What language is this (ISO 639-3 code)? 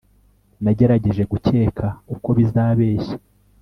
kin